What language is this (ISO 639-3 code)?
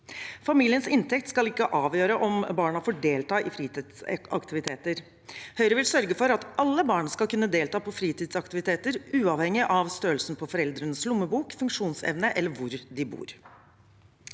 nor